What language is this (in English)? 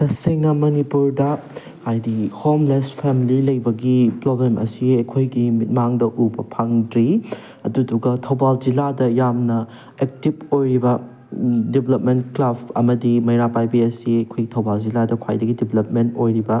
Manipuri